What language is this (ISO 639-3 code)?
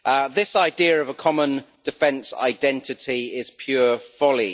eng